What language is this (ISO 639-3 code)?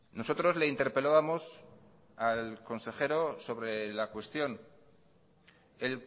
spa